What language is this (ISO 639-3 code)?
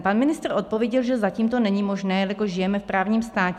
ces